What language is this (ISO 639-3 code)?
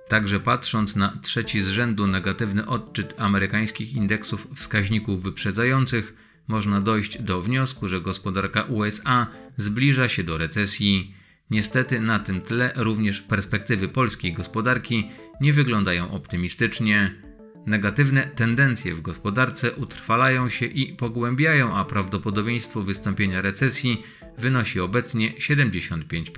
pol